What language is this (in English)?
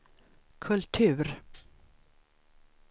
Swedish